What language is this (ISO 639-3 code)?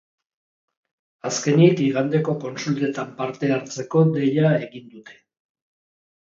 eus